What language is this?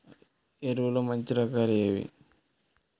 Telugu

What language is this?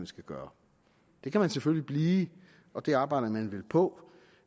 Danish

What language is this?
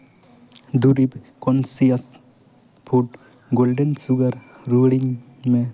Santali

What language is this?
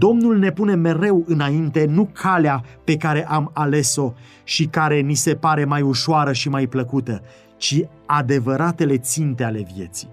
Romanian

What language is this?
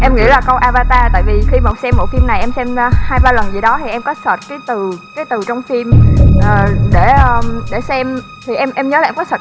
Vietnamese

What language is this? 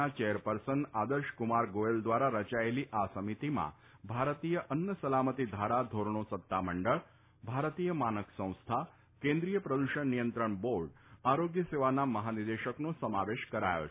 Gujarati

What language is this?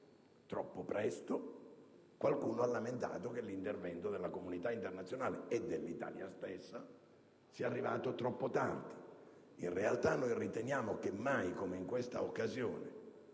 Italian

